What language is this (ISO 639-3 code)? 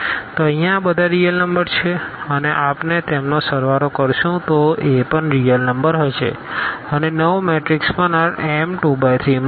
guj